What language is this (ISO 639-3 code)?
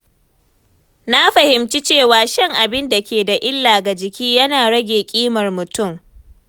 hau